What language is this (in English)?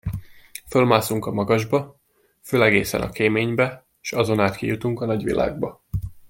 Hungarian